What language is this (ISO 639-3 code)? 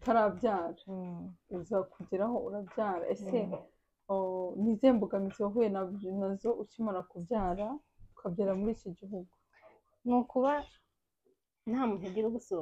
rus